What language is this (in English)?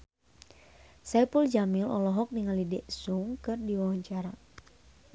Sundanese